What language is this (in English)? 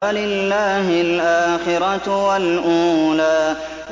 Arabic